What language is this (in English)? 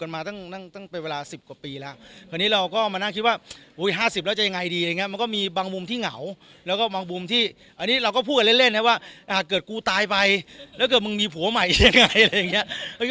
Thai